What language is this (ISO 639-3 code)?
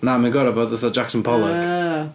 cym